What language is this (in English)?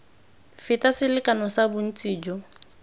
Tswana